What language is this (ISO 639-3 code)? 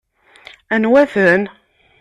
kab